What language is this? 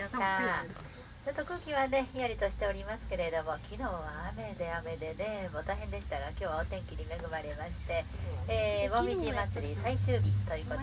Japanese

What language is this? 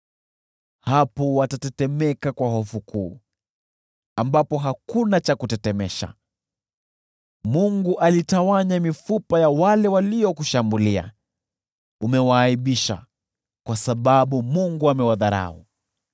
Swahili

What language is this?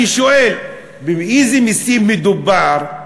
Hebrew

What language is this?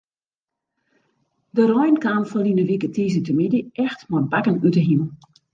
Western Frisian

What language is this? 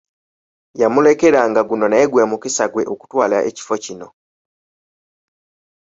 Ganda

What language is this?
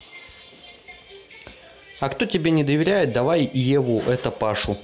Russian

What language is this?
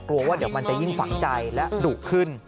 Thai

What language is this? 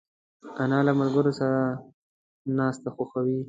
Pashto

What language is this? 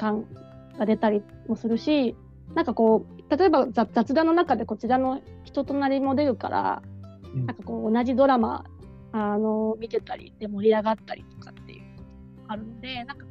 Japanese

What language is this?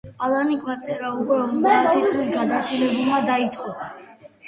Georgian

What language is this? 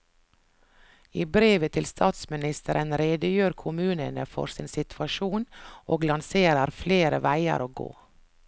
Norwegian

